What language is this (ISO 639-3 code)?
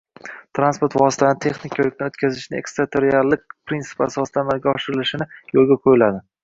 uzb